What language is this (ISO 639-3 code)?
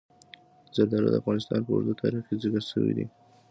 pus